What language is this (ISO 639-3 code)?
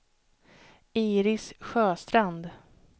swe